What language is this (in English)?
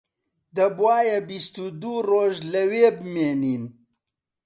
Central Kurdish